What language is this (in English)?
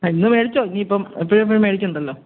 Malayalam